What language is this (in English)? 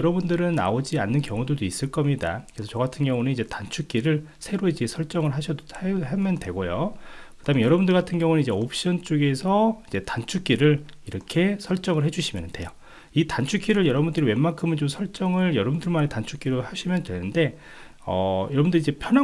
Korean